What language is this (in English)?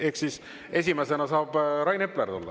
Estonian